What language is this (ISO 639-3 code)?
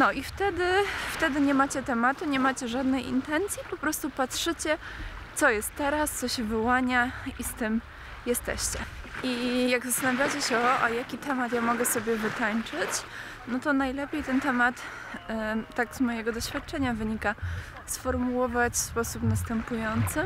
pol